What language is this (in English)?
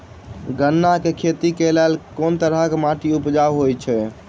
Maithili